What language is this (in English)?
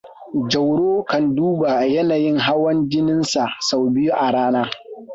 Hausa